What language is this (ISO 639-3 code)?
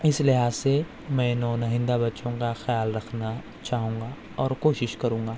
urd